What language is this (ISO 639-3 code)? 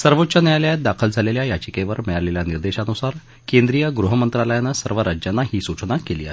mar